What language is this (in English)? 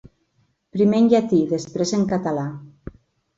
Catalan